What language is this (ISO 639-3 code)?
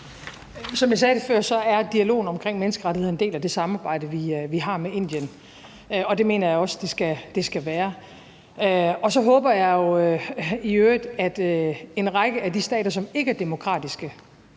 dan